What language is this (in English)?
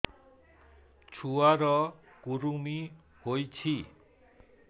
Odia